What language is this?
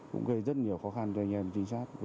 Vietnamese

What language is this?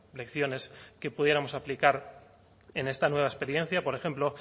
Spanish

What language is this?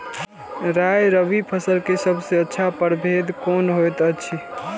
Maithili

